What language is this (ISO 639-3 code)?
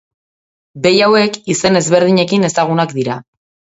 eus